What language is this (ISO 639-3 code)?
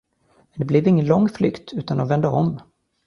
swe